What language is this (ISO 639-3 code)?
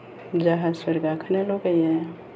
brx